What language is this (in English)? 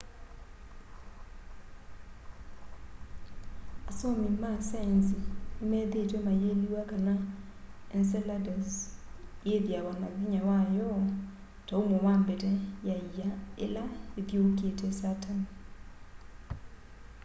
Kamba